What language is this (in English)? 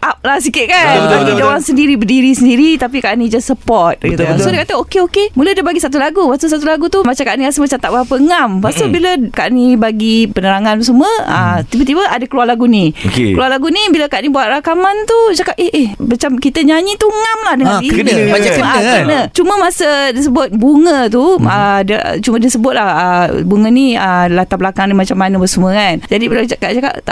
Malay